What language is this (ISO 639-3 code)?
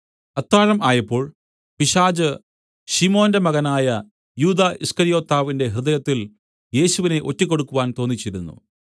mal